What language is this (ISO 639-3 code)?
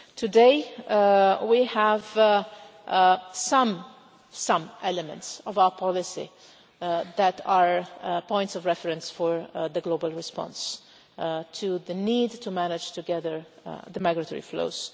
eng